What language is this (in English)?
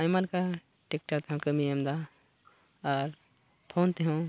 Santali